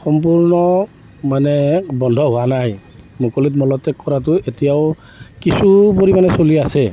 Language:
Assamese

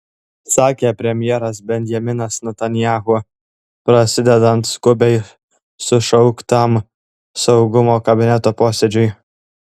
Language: Lithuanian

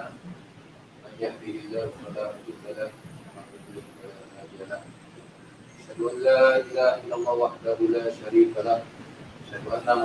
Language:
Malay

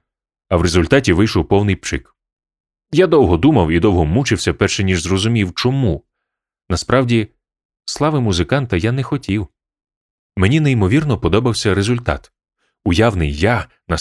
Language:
Ukrainian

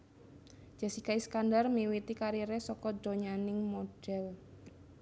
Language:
Javanese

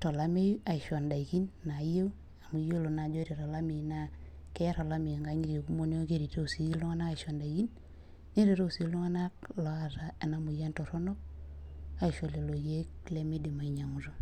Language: Masai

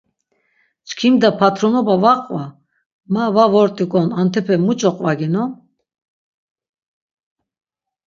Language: Laz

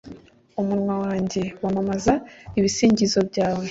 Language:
Kinyarwanda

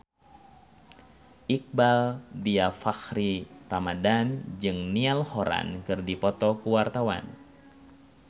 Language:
Sundanese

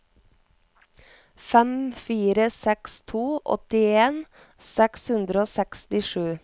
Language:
Norwegian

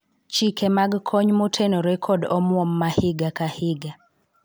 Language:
Luo (Kenya and Tanzania)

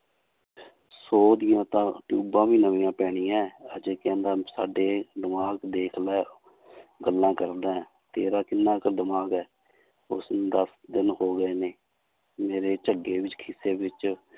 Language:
Punjabi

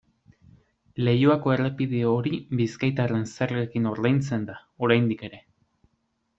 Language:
Basque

